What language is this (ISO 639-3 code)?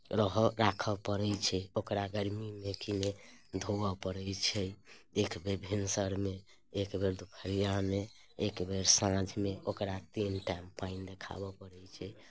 mai